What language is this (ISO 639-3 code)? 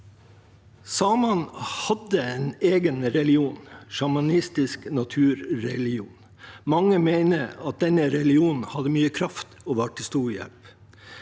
nor